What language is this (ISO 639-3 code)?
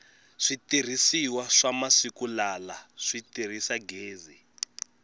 tso